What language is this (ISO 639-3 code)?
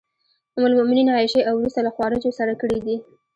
pus